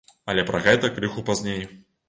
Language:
Belarusian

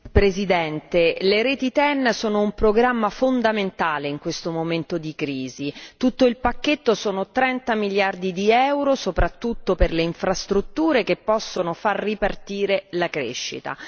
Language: Italian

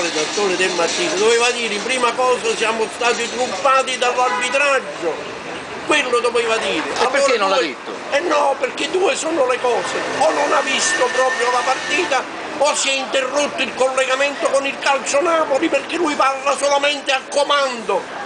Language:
Italian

